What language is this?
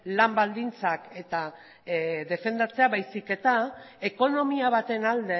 Basque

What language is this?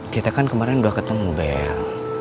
Indonesian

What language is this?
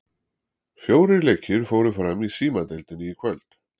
Icelandic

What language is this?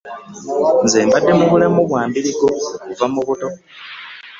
Ganda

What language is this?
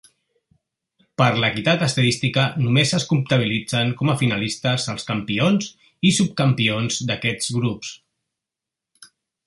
Catalan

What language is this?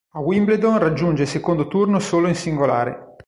Italian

